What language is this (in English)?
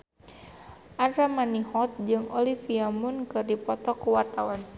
Sundanese